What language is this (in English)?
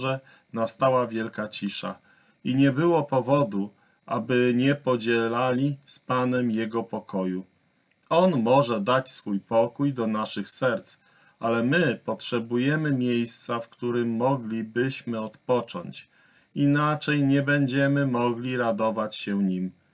Polish